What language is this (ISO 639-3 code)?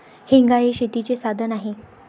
mar